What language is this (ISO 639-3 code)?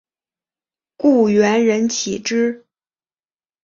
zho